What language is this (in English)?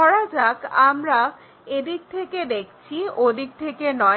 Bangla